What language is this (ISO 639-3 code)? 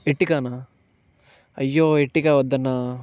tel